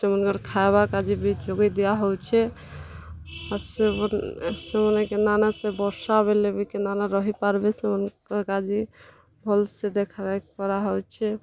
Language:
Odia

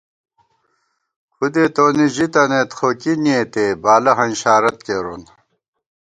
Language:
Gawar-Bati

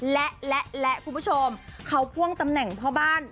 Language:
Thai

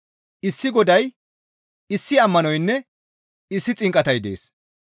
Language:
Gamo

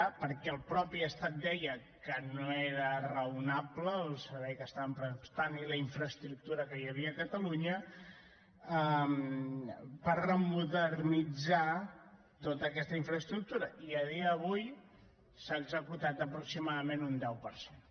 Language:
Catalan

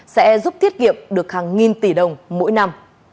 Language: Vietnamese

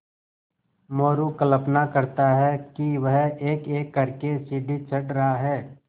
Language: Hindi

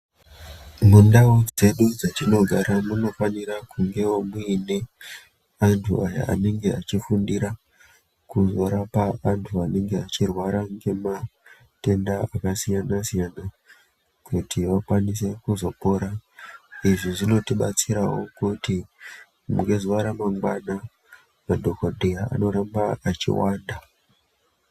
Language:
Ndau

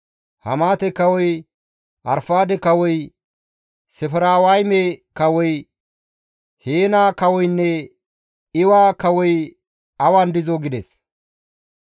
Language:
Gamo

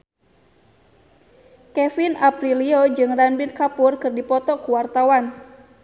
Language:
Sundanese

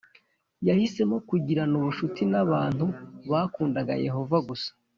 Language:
Kinyarwanda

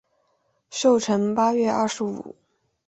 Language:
Chinese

